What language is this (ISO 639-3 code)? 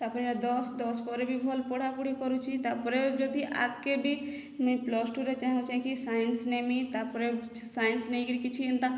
ori